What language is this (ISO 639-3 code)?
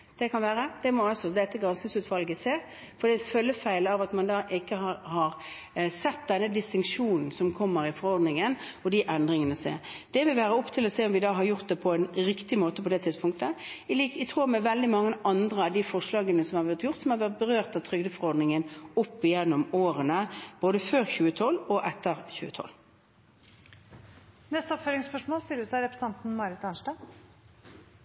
nor